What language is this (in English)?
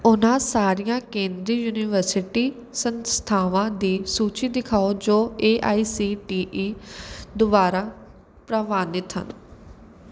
Punjabi